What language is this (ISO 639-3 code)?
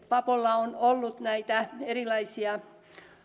fin